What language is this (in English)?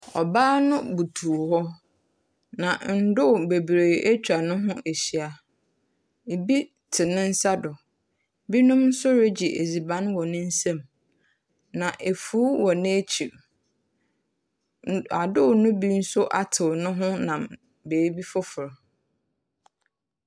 Akan